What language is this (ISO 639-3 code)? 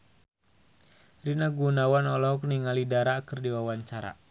sun